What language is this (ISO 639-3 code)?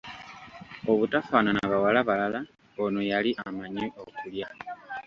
lug